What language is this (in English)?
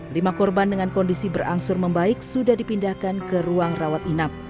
Indonesian